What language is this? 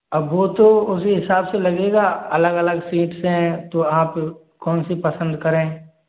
Hindi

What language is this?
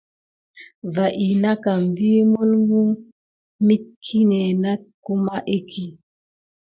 Gidar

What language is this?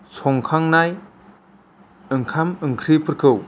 Bodo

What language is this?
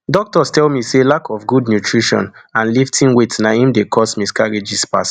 Nigerian Pidgin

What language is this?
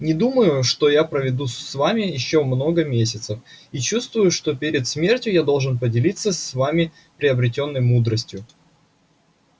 Russian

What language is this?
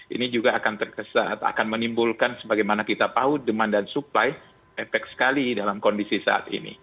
Indonesian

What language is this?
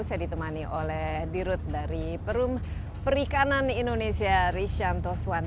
Indonesian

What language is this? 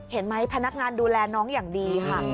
Thai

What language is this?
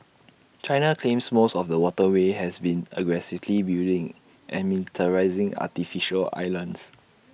English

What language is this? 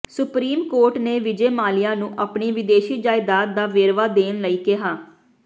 Punjabi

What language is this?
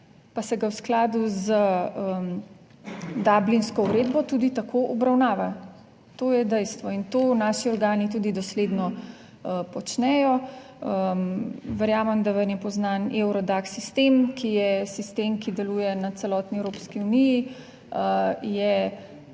Slovenian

